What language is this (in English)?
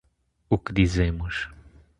Portuguese